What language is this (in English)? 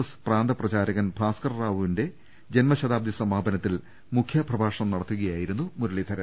Malayalam